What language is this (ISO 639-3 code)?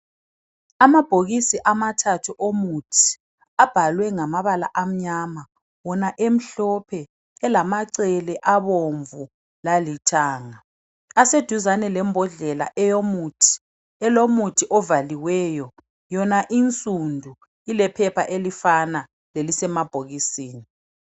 nde